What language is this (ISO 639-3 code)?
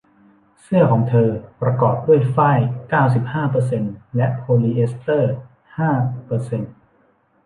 tha